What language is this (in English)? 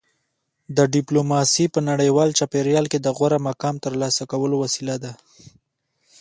Pashto